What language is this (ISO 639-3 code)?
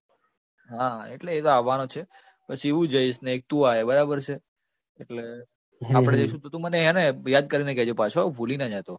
guj